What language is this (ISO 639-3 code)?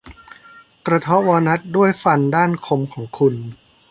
tha